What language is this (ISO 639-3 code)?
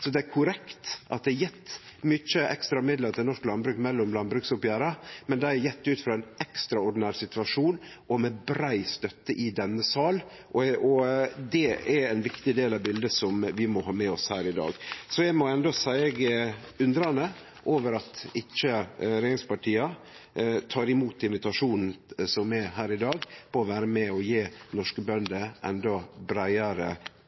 nno